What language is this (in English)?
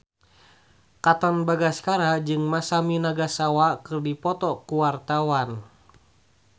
Sundanese